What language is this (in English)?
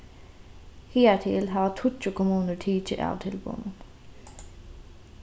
Faroese